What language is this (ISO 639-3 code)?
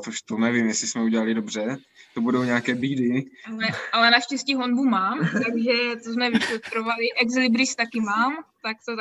ces